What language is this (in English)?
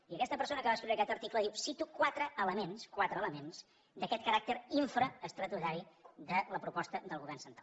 Catalan